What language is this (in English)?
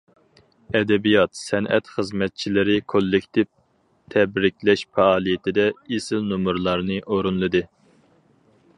Uyghur